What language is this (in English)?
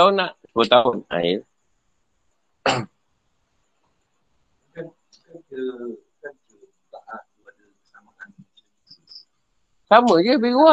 Malay